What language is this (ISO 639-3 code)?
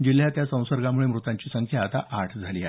mar